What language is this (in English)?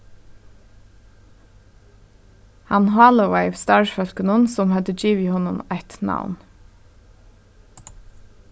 Faroese